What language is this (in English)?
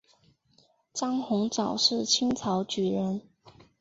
Chinese